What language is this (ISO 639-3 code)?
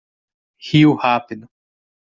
por